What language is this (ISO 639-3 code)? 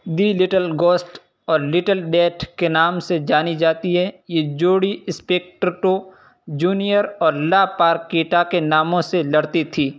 urd